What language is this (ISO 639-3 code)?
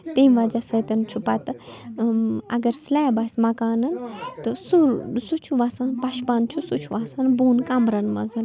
kas